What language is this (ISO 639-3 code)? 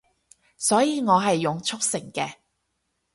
yue